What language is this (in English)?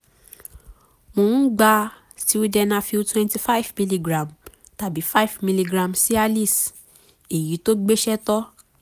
Yoruba